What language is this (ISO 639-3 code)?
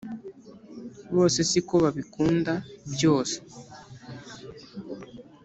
kin